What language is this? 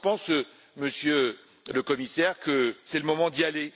French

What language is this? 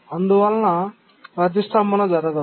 Telugu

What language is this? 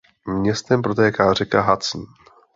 Czech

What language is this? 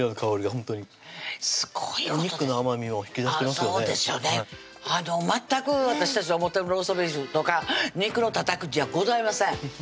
Japanese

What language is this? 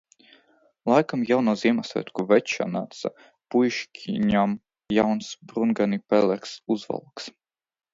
Latvian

